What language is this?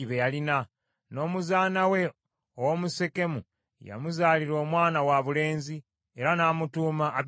Ganda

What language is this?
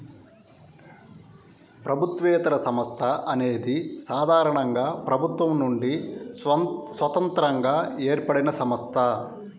Telugu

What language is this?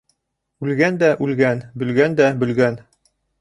Bashkir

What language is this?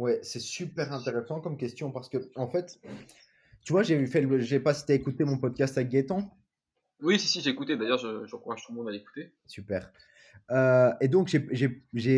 French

